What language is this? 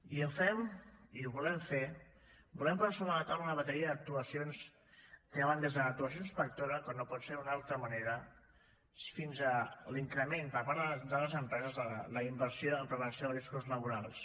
Catalan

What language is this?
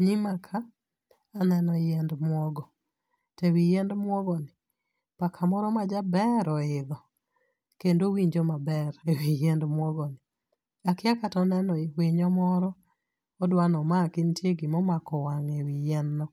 Luo (Kenya and Tanzania)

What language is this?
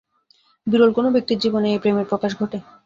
Bangla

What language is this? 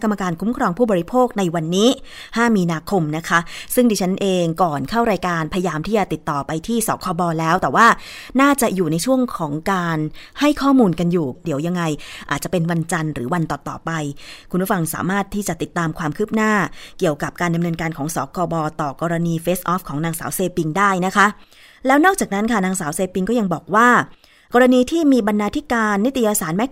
Thai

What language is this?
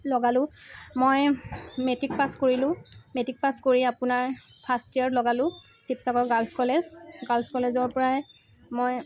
Assamese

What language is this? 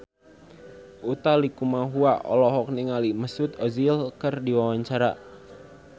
Sundanese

